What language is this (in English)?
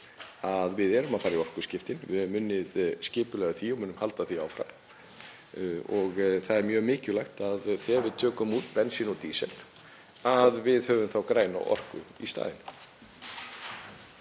Icelandic